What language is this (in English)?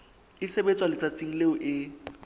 Southern Sotho